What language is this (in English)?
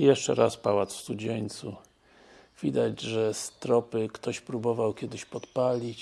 Polish